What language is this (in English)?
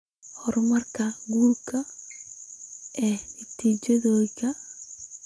Somali